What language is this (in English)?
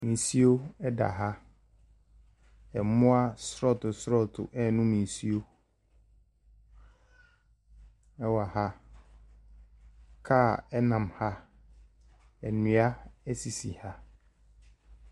Akan